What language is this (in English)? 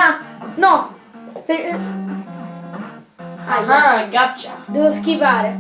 Italian